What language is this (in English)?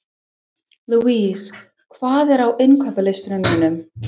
Icelandic